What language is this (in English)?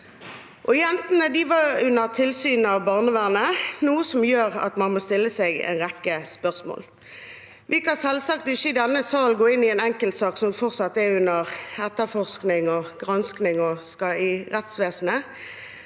Norwegian